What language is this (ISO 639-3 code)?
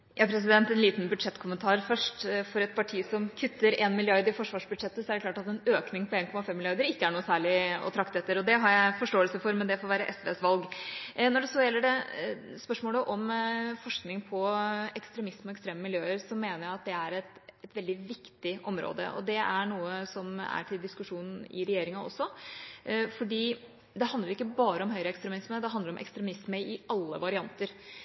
nor